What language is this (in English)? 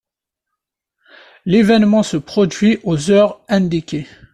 French